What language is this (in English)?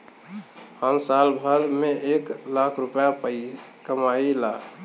Bhojpuri